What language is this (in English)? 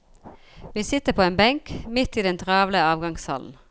Norwegian